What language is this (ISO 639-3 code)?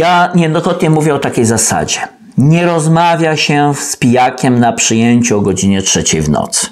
pol